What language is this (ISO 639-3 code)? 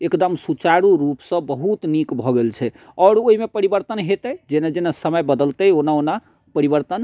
mai